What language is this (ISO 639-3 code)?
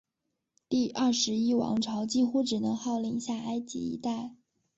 zho